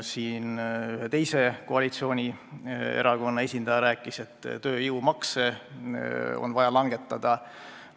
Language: Estonian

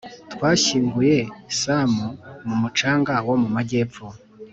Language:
Kinyarwanda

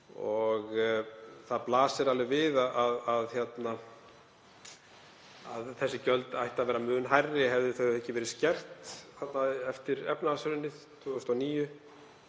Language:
Icelandic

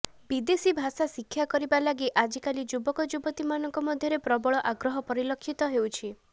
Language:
Odia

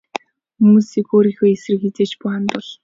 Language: Mongolian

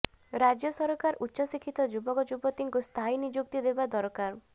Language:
Odia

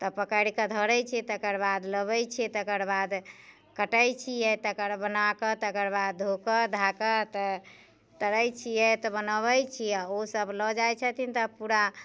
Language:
Maithili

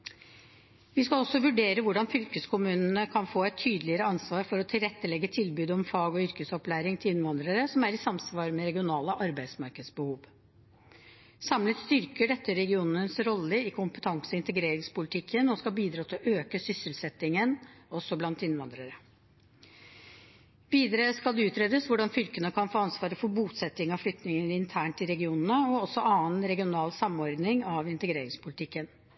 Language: Norwegian Bokmål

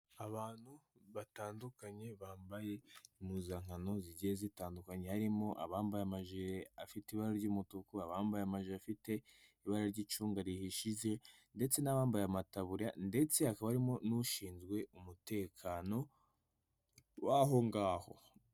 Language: Kinyarwanda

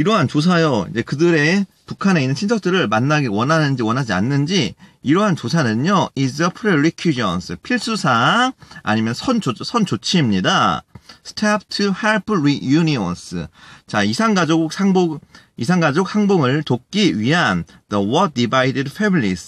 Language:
Korean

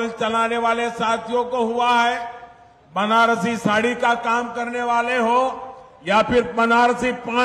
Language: Hindi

